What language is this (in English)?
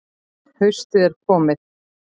Icelandic